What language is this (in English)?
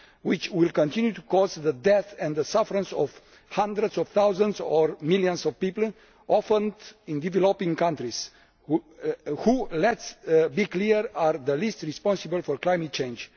English